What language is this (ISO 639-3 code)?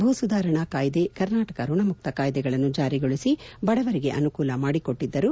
kan